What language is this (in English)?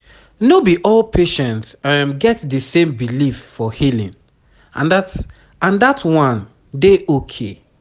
Nigerian Pidgin